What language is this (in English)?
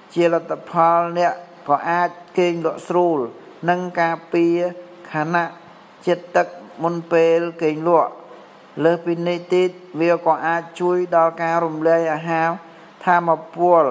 Thai